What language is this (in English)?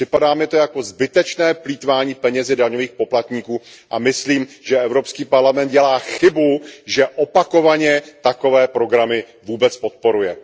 Czech